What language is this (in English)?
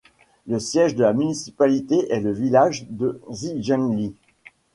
French